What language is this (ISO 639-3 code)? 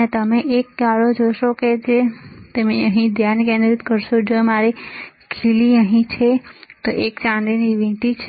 guj